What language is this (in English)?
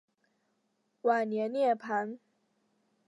Chinese